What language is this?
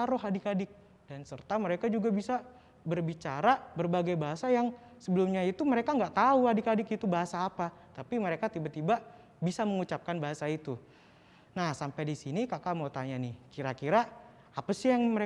Indonesian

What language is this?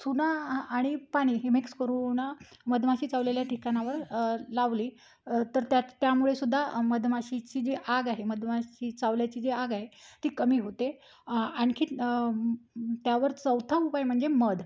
Marathi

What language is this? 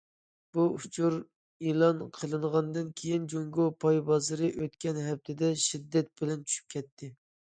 Uyghur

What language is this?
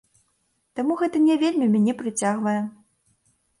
Belarusian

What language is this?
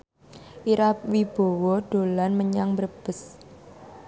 Javanese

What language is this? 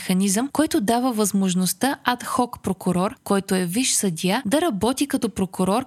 Bulgarian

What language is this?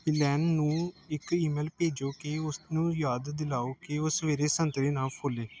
Punjabi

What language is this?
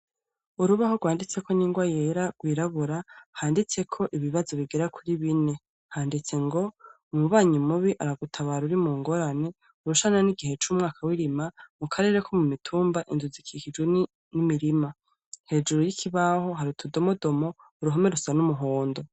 Rundi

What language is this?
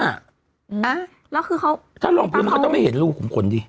Thai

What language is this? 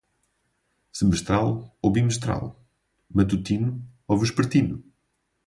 Portuguese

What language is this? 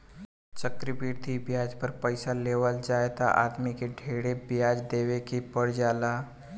Bhojpuri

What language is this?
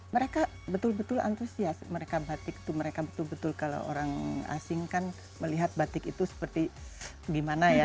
Indonesian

